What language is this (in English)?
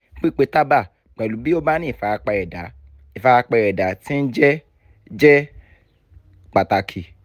Yoruba